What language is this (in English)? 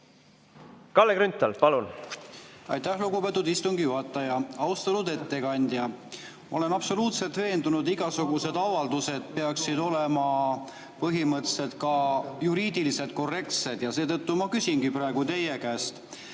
Estonian